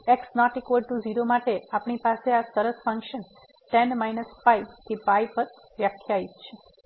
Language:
Gujarati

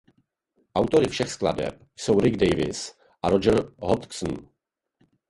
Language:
Czech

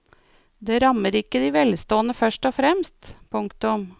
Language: Norwegian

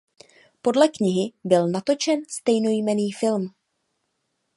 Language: Czech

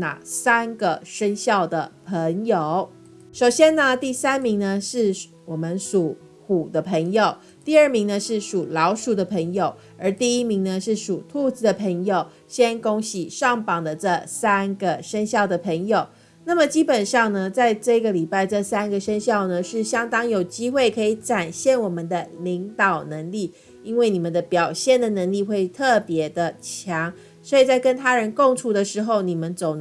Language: Chinese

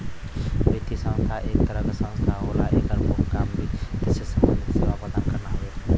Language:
Bhojpuri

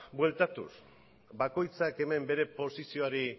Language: Basque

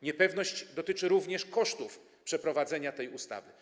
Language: Polish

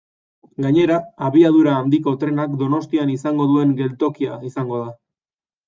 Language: Basque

